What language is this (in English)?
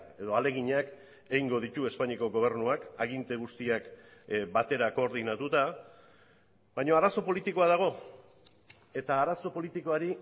Basque